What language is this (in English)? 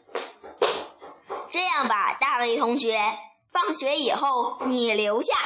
Chinese